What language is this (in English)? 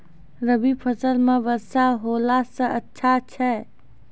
Maithili